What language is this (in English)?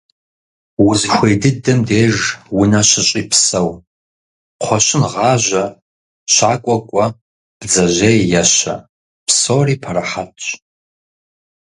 Kabardian